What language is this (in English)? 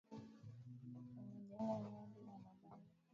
Swahili